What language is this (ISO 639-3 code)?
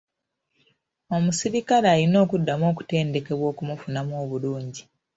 lug